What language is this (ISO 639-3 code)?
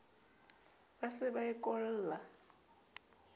sot